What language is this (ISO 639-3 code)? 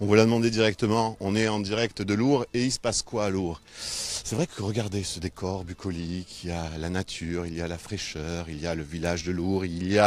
fra